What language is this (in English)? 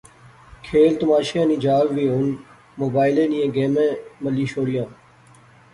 Pahari-Potwari